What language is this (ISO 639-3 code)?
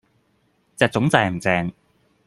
yue